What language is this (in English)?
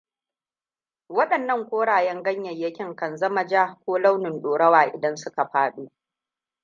Hausa